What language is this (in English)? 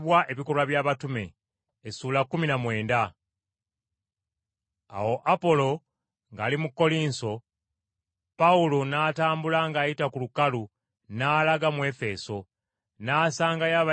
Ganda